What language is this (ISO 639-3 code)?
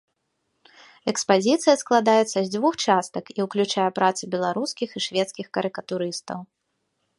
bel